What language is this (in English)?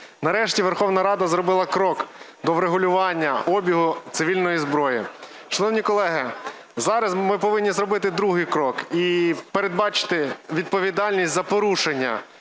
Ukrainian